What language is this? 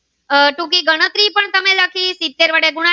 Gujarati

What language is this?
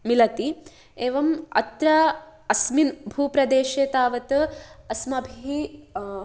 Sanskrit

